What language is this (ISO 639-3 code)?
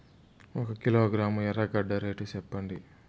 tel